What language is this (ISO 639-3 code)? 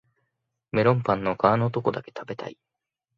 jpn